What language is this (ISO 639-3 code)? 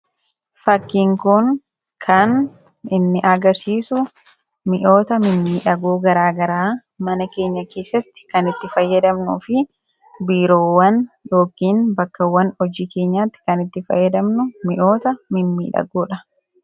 orm